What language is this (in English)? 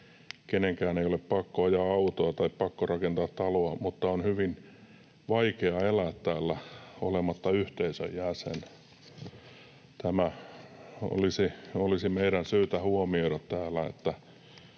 Finnish